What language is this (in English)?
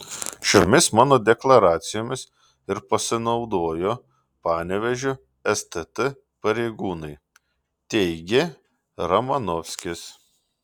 Lithuanian